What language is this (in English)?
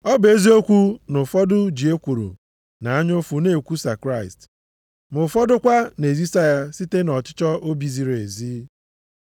Igbo